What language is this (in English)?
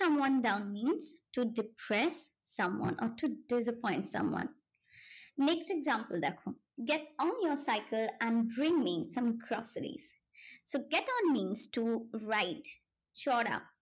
Bangla